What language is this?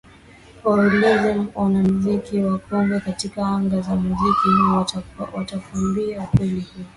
Swahili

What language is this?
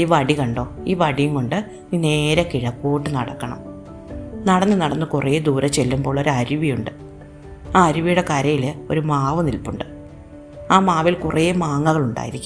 Malayalam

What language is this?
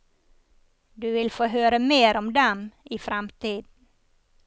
Norwegian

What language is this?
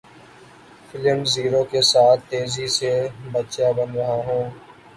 Urdu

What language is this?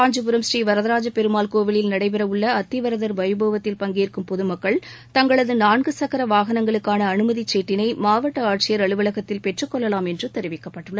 Tamil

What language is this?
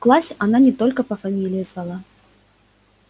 Russian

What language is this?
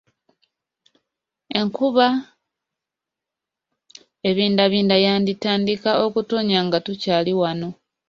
Ganda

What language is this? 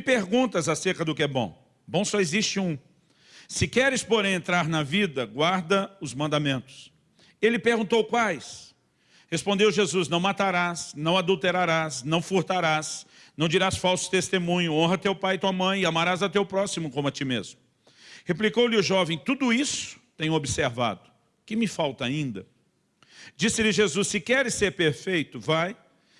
Portuguese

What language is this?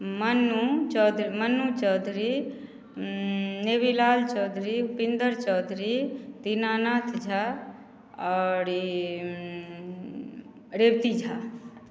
Maithili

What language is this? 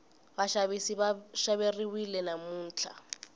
Tsonga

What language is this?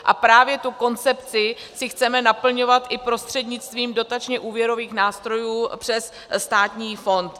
Czech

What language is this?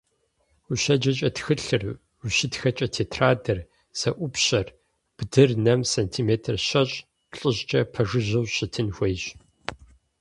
Kabardian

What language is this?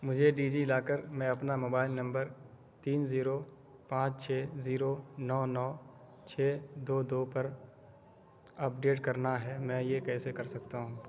Urdu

